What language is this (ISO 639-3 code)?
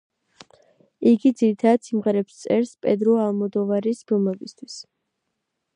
kat